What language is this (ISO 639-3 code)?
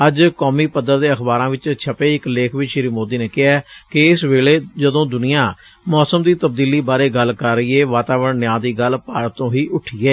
pan